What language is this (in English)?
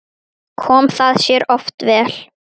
Icelandic